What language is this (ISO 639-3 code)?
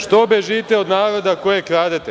srp